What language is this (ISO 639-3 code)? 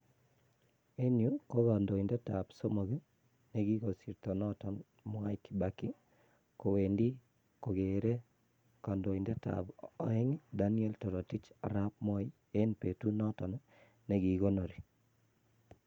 kln